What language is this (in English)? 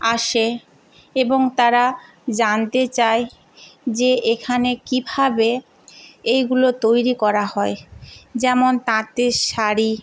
Bangla